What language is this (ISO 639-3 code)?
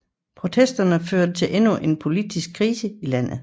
dan